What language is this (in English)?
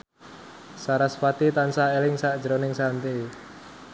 Javanese